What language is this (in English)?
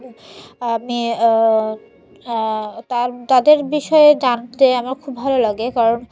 Bangla